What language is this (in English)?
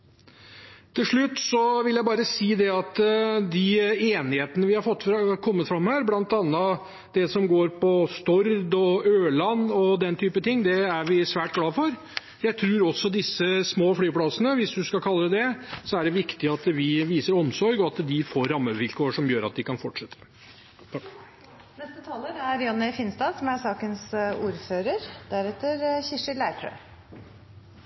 Norwegian Bokmål